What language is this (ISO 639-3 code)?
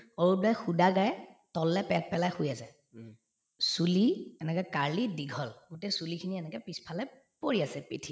asm